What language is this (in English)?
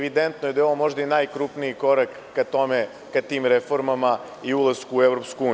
Serbian